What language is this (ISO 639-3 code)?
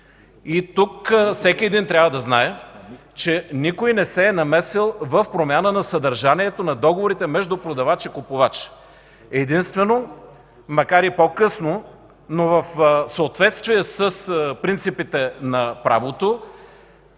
bul